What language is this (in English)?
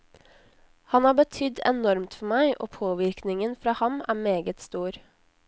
Norwegian